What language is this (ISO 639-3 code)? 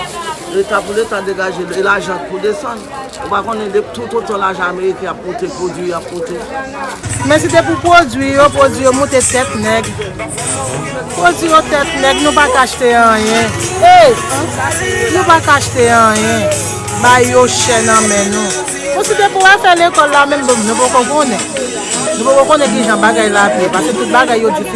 fra